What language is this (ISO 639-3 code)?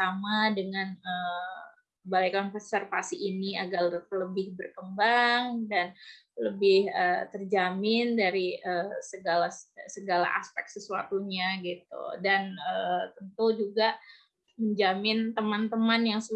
ind